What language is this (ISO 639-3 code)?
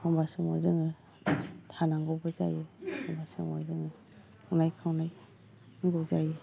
brx